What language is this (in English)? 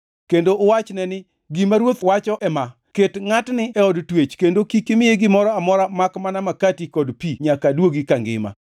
Luo (Kenya and Tanzania)